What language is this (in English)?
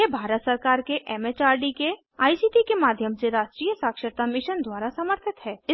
Hindi